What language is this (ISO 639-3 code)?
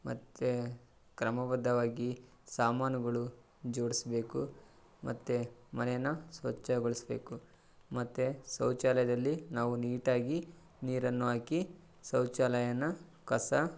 kan